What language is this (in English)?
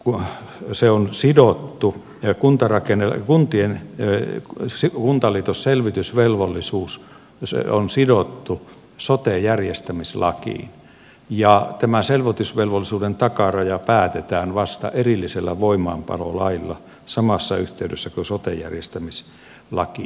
Finnish